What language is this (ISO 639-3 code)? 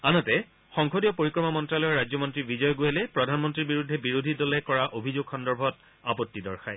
asm